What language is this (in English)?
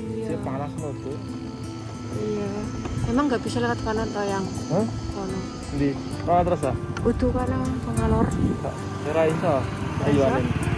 Indonesian